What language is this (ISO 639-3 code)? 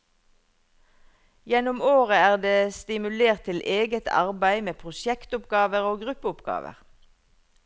nor